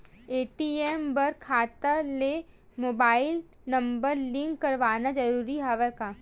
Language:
Chhattisgarhi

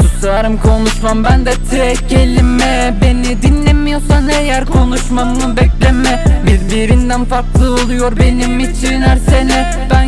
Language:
Turkish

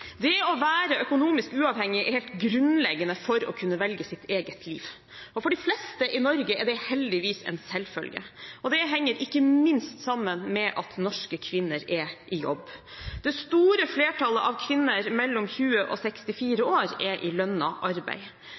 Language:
Norwegian Bokmål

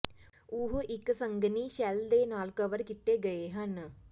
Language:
Punjabi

